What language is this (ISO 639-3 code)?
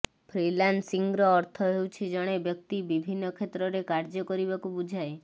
ori